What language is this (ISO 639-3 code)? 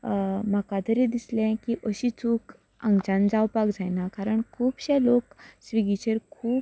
kok